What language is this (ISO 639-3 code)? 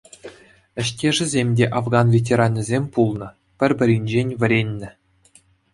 chv